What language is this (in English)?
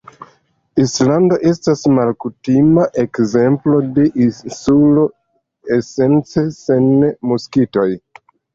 Esperanto